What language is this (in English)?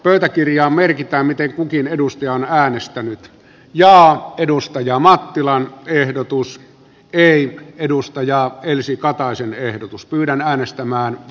Finnish